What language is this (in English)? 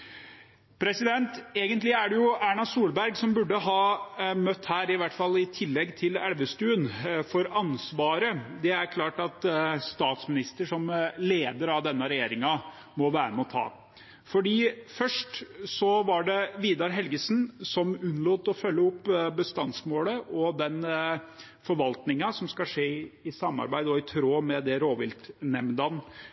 Norwegian Bokmål